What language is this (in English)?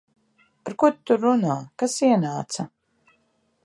Latvian